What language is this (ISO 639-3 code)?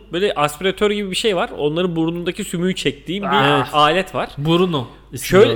tur